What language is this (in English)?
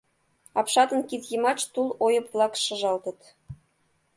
Mari